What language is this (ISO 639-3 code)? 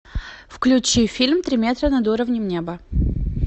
rus